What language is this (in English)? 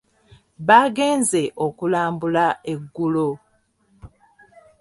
Ganda